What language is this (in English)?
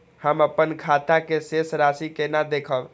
Maithili